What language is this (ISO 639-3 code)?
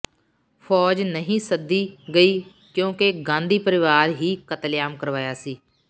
pan